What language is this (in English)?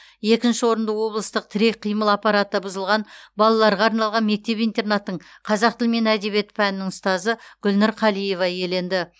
Kazakh